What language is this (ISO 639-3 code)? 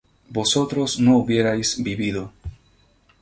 spa